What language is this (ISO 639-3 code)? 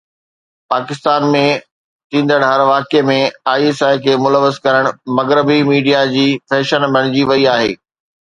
snd